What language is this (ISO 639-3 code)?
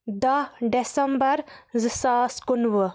kas